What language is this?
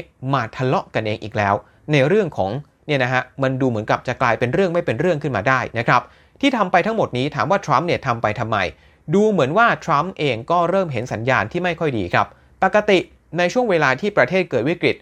Thai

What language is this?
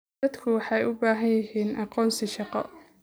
Somali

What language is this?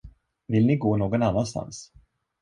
Swedish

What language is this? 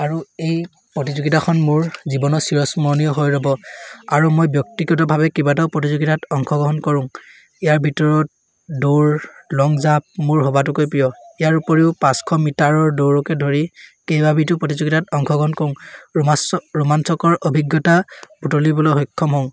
Assamese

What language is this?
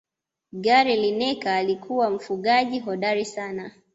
Swahili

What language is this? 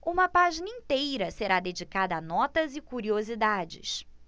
Portuguese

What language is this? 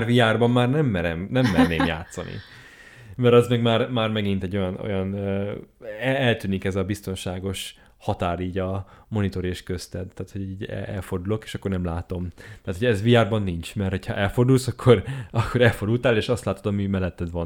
Hungarian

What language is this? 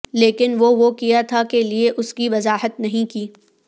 Urdu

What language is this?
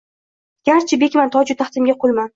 Uzbek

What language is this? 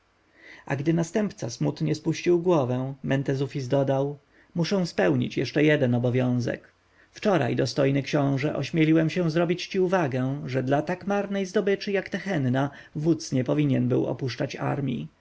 Polish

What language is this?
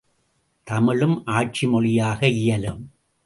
Tamil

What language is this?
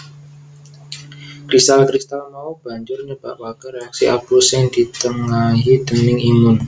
Javanese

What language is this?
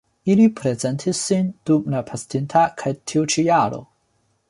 Esperanto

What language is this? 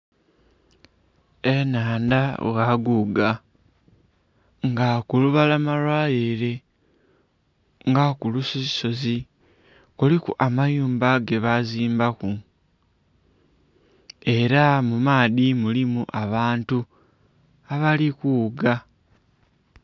Soga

